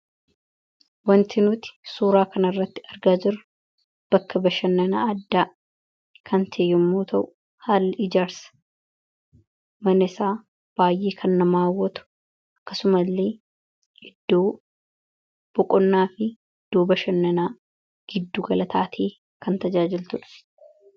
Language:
Oromo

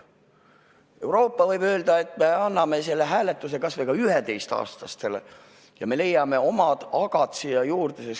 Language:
Estonian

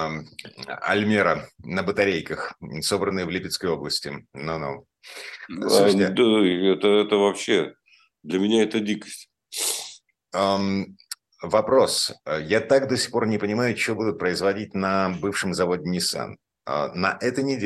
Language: Russian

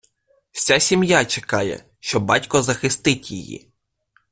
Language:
Ukrainian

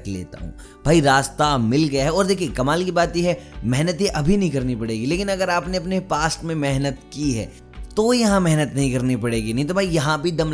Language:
Hindi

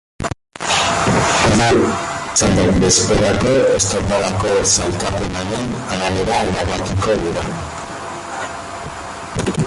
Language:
Basque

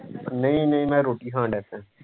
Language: Punjabi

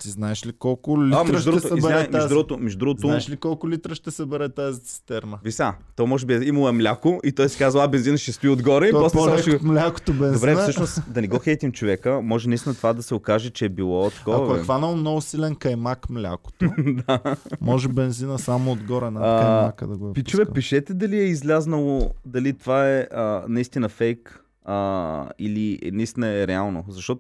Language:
Bulgarian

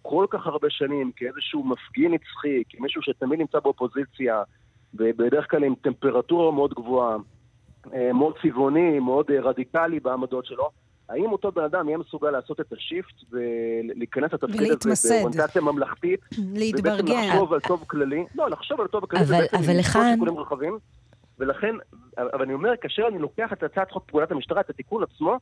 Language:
Hebrew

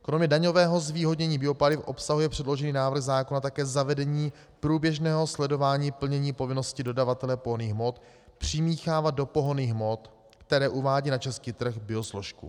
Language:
Czech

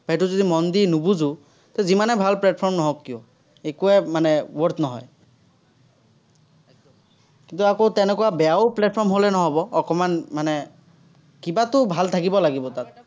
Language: Assamese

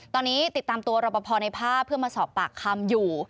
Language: Thai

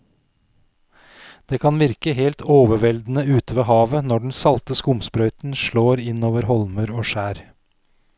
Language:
Norwegian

